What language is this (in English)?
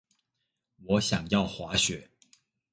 Chinese